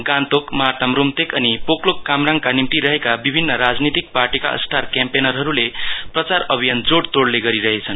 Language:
Nepali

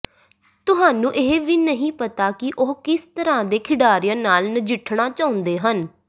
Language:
Punjabi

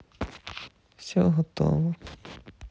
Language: Russian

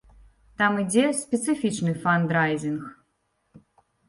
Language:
Belarusian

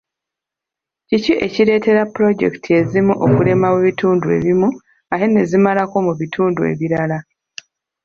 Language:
Ganda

